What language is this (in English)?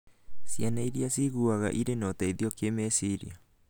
Kikuyu